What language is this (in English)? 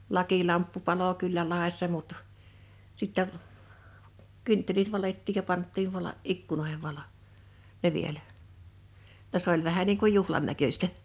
Finnish